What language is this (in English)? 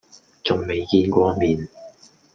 Cantonese